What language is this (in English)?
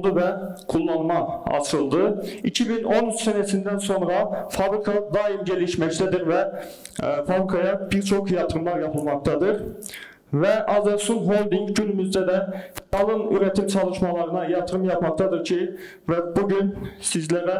Turkish